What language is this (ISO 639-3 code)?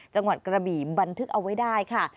tha